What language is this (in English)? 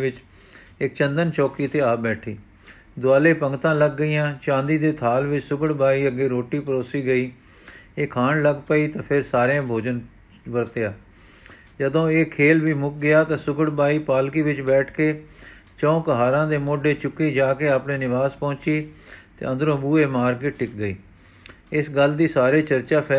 Punjabi